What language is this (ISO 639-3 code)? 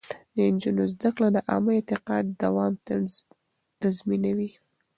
pus